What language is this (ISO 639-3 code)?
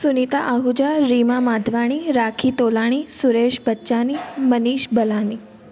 snd